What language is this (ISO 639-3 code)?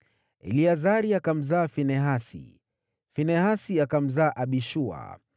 swa